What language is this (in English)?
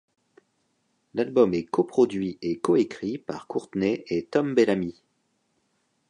French